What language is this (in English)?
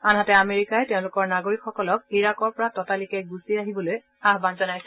Assamese